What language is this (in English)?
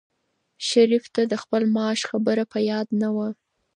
Pashto